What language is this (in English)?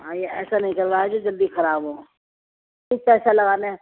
Urdu